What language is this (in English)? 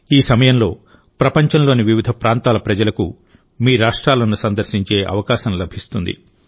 Telugu